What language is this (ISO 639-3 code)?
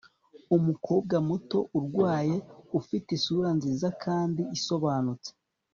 kin